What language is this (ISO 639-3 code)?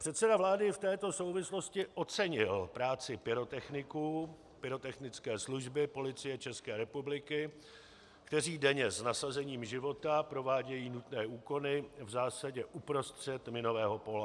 ces